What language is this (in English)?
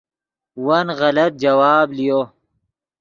Yidgha